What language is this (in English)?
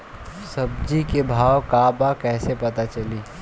Bhojpuri